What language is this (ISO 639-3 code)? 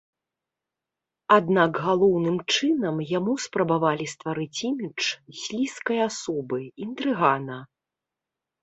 bel